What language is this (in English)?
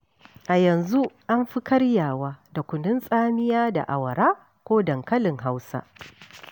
Hausa